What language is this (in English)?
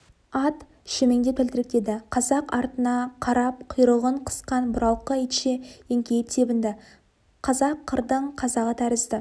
Kazakh